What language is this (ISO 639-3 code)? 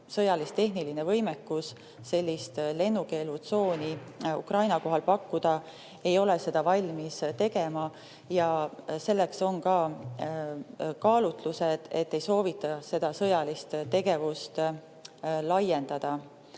est